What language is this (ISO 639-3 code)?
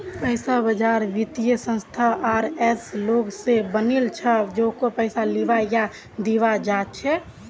mag